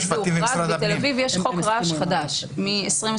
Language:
Hebrew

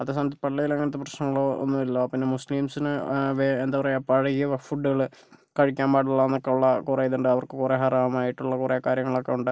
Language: Malayalam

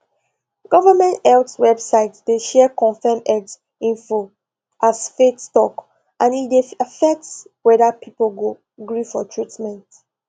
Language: Nigerian Pidgin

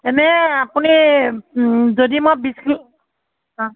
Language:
Assamese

